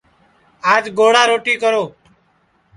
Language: Sansi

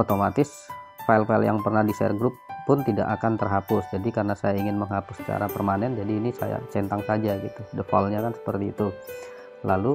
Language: Indonesian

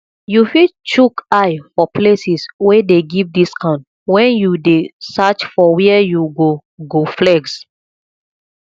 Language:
Nigerian Pidgin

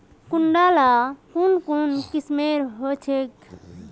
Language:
Magahi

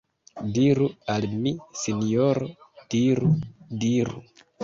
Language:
Esperanto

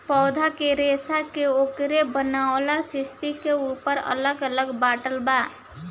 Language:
Bhojpuri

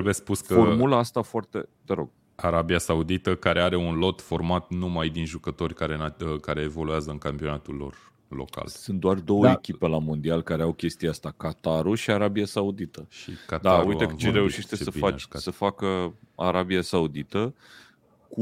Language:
Romanian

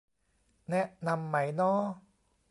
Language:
Thai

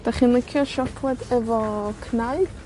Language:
Welsh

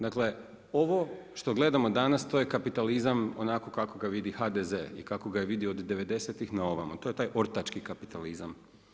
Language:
Croatian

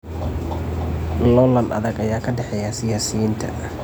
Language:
Somali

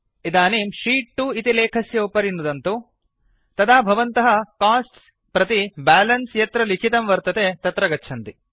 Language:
Sanskrit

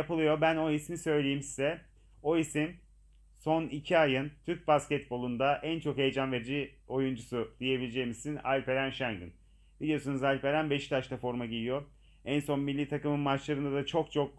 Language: Turkish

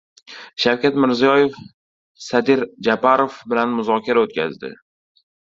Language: Uzbek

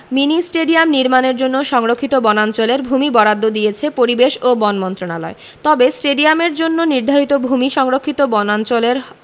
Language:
Bangla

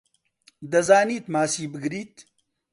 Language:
Central Kurdish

